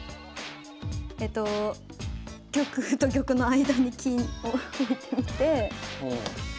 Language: Japanese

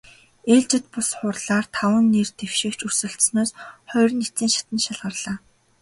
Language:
Mongolian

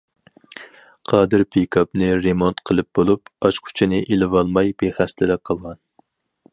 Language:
Uyghur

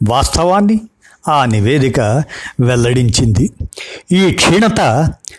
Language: Telugu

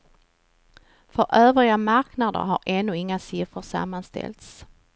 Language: Swedish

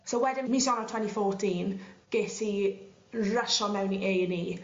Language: Welsh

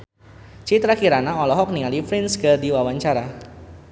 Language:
Sundanese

